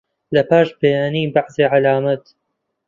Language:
Central Kurdish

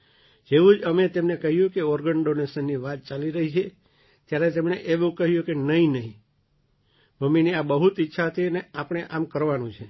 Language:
Gujarati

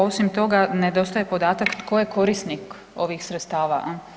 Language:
Croatian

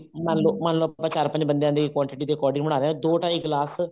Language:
Punjabi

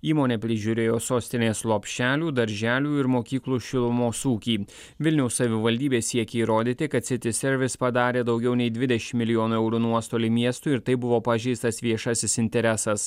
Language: Lithuanian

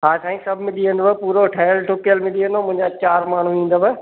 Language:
Sindhi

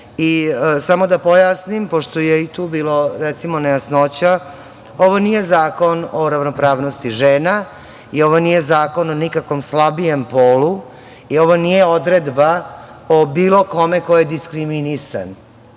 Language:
Serbian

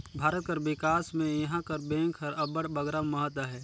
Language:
Chhattisgarhi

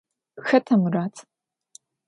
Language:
Adyghe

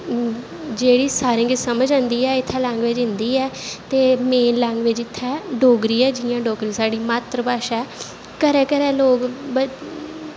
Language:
Dogri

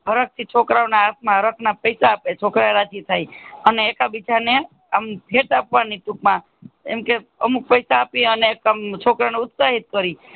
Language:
Gujarati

